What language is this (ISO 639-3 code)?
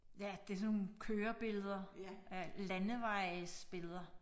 dan